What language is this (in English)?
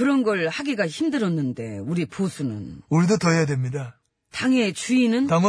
Korean